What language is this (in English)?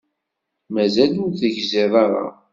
Kabyle